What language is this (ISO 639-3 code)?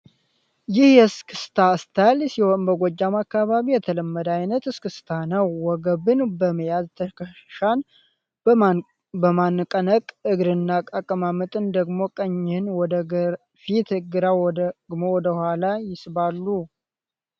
amh